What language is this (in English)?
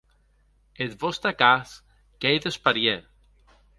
Occitan